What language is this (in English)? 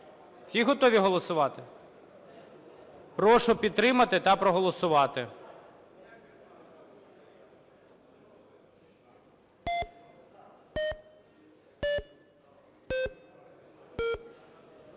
Ukrainian